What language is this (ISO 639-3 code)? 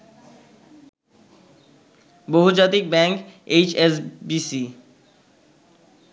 ben